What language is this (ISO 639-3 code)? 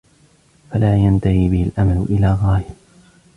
ara